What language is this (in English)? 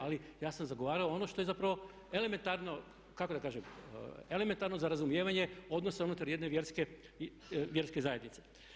Croatian